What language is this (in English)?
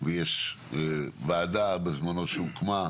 Hebrew